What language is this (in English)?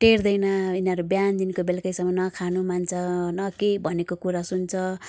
Nepali